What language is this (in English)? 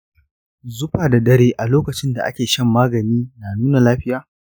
Hausa